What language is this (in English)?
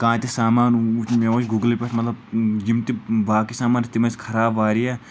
Kashmiri